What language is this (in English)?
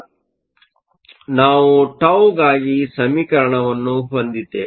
Kannada